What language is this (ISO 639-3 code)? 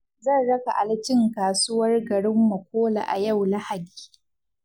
hau